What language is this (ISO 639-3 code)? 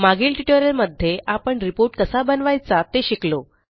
mar